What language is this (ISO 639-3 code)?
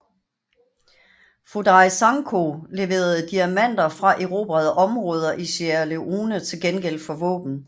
dan